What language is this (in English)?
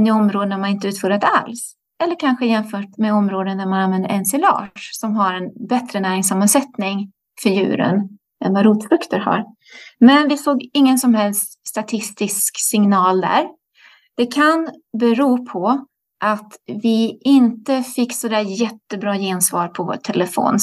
Swedish